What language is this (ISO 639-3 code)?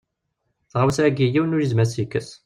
kab